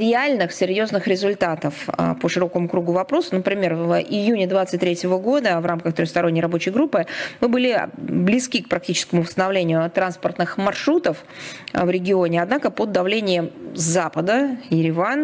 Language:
Russian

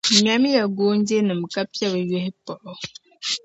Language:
Dagbani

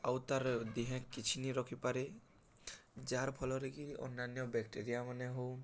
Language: Odia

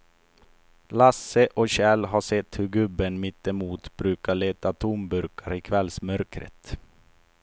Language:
Swedish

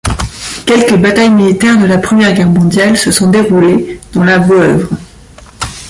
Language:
French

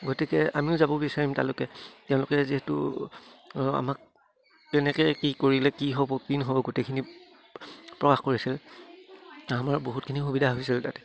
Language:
Assamese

